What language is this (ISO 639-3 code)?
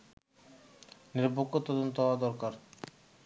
ben